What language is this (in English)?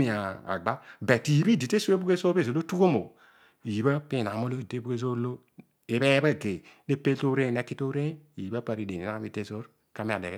Odual